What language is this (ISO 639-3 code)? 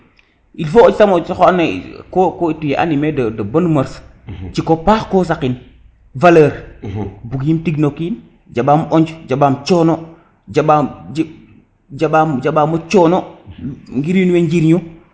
srr